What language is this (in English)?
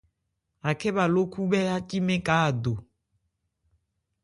Ebrié